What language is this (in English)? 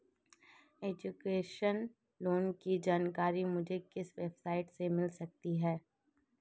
Hindi